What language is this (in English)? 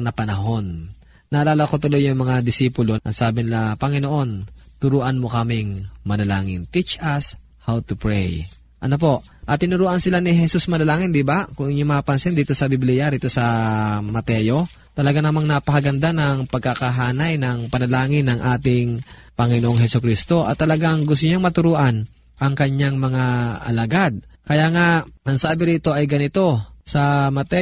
Filipino